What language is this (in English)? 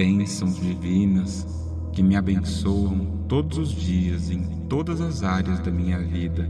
Portuguese